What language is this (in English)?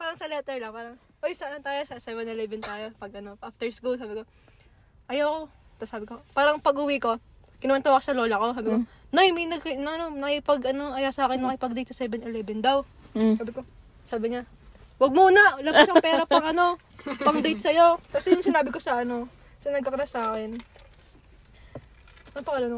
Filipino